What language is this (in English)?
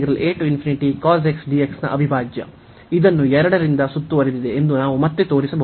Kannada